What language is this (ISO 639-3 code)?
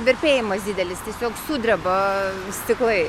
lit